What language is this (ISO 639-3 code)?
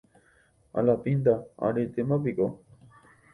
grn